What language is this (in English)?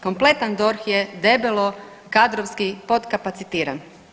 Croatian